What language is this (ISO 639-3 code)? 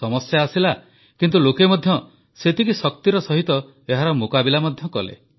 ori